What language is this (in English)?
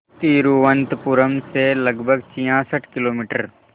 Hindi